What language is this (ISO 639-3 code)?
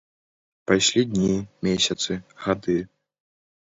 bel